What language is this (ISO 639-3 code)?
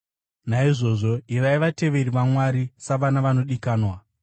sna